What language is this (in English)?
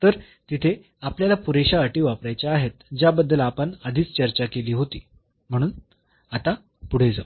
Marathi